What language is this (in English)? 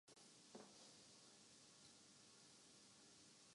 Urdu